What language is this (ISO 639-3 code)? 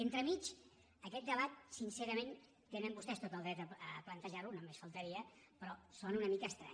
cat